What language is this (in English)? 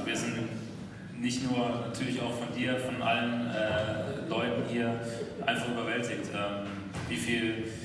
German